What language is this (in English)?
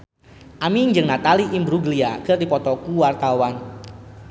Sundanese